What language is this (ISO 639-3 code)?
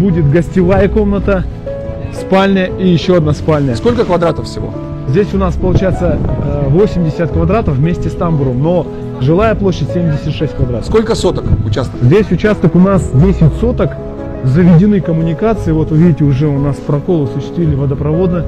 rus